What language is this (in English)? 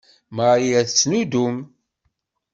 Kabyle